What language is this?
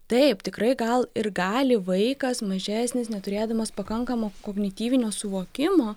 Lithuanian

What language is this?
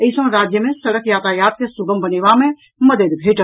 Maithili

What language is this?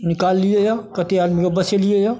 Maithili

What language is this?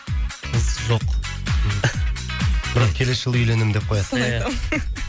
Kazakh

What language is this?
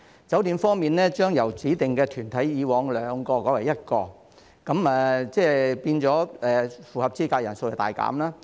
Cantonese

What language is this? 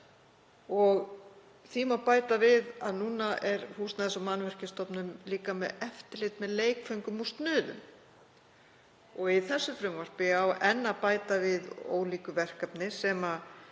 Icelandic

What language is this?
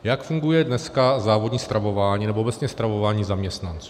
Czech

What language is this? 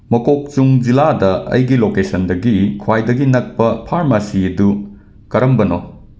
Manipuri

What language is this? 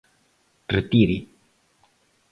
Galician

